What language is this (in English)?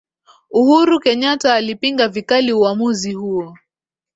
Swahili